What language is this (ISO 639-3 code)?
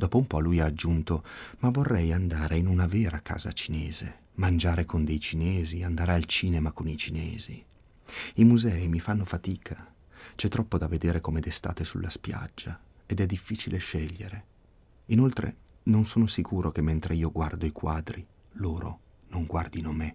ita